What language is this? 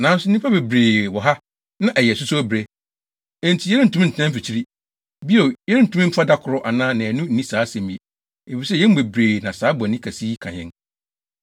Akan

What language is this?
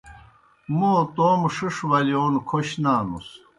Kohistani Shina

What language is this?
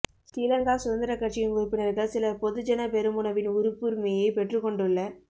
Tamil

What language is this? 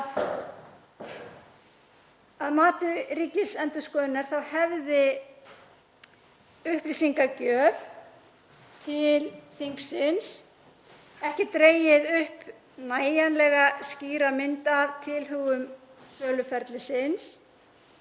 Icelandic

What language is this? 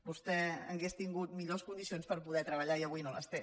Catalan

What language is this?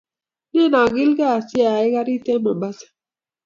Kalenjin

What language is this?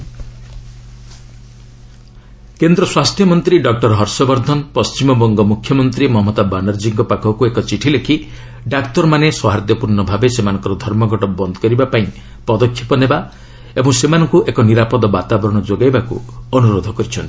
Odia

